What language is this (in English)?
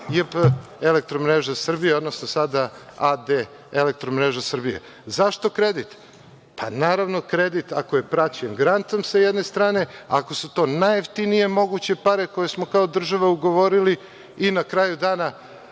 Serbian